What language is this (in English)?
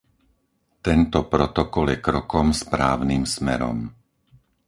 Slovak